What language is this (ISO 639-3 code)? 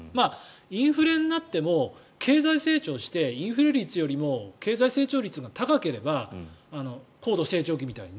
jpn